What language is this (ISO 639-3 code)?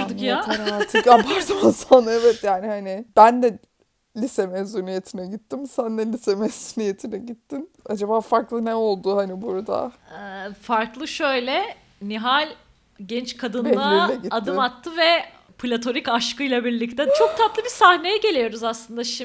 tur